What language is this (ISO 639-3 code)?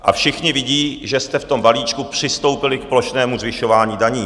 ces